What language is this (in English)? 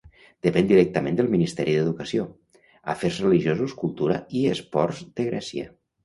Catalan